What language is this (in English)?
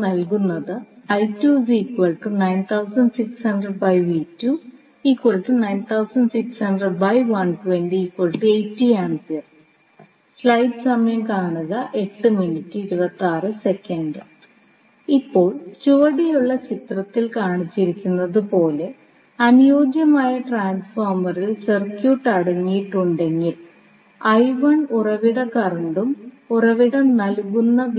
Malayalam